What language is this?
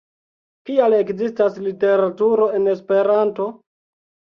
Esperanto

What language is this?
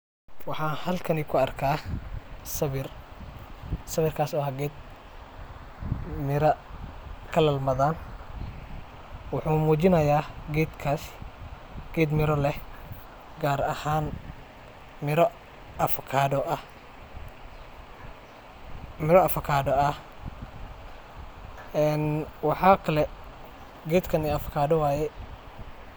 Somali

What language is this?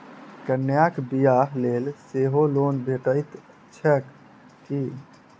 Maithili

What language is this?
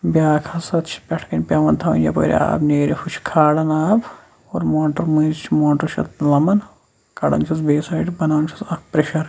Kashmiri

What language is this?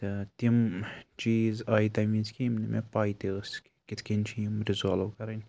Kashmiri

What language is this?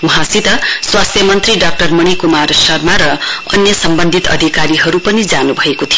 Nepali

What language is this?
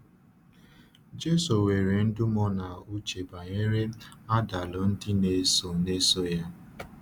Igbo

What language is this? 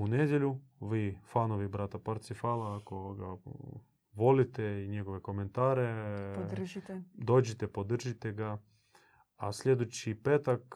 Croatian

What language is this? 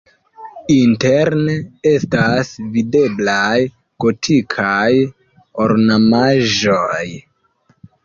Esperanto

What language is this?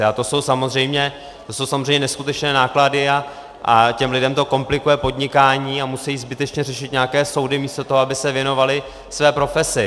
Czech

